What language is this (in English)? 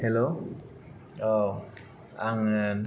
Bodo